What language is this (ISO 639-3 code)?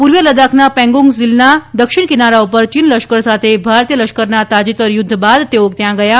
guj